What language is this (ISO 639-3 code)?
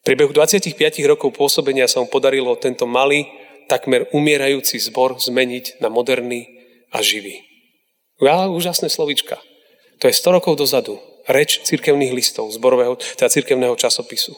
slk